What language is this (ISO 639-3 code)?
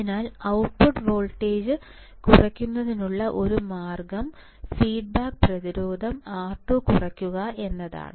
mal